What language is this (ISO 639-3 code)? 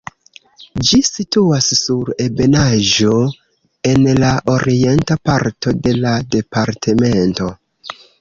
epo